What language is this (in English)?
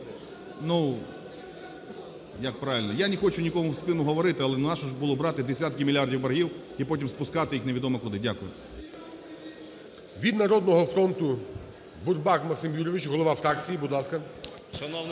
Ukrainian